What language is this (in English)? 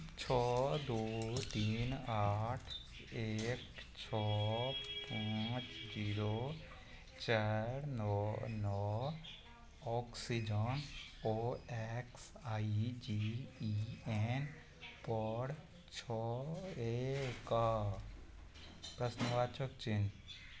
Maithili